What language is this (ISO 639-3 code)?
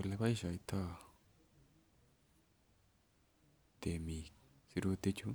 kln